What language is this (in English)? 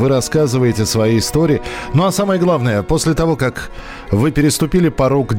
Russian